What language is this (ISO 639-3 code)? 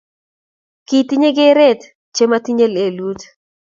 kln